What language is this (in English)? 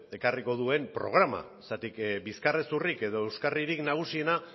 Basque